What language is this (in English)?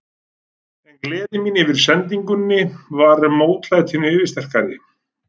Icelandic